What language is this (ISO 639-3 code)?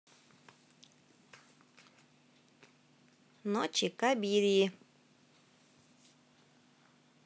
rus